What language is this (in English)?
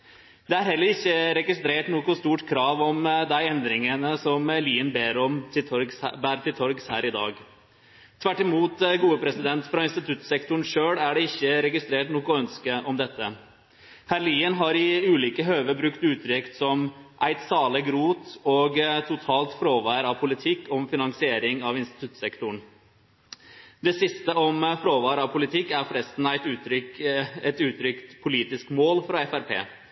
Norwegian Nynorsk